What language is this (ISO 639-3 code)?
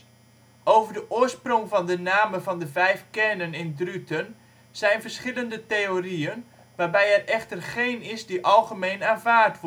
nld